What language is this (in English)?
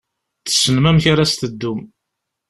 Kabyle